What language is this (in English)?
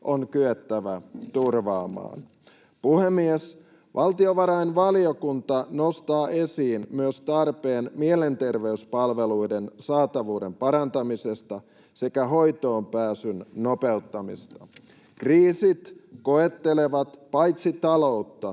Finnish